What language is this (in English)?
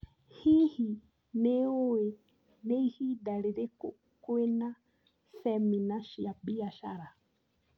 Kikuyu